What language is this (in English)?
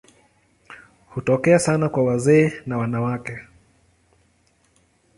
Swahili